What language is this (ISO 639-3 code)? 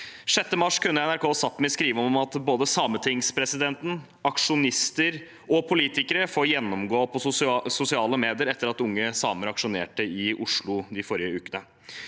nor